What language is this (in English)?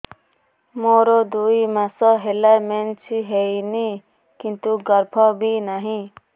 Odia